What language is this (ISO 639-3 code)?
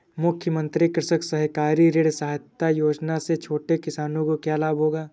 hin